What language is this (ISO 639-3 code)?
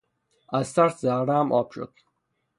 fas